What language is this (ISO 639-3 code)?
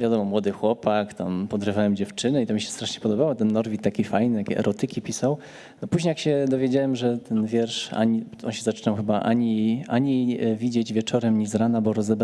pol